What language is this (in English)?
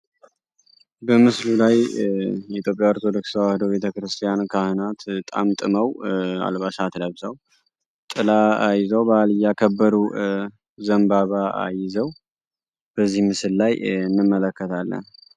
Amharic